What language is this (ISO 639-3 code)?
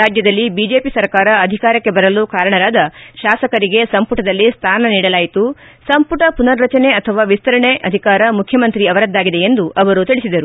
kan